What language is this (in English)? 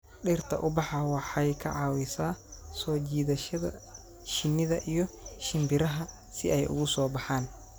Somali